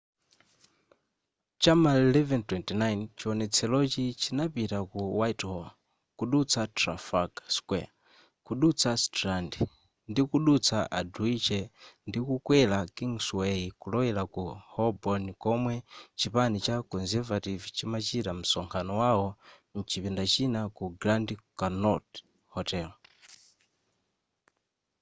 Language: Nyanja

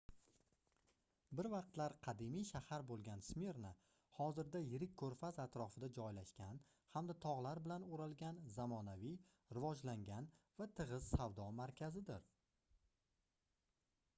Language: Uzbek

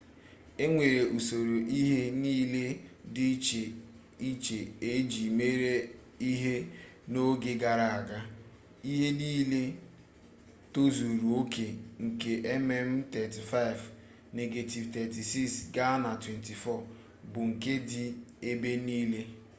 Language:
Igbo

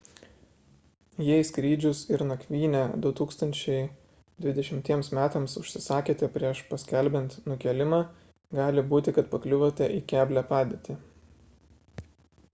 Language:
Lithuanian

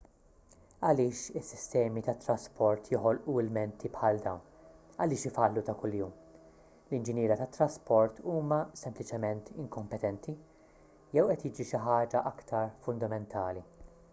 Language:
Maltese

